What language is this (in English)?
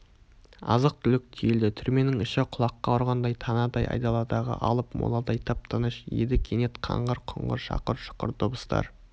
Kazakh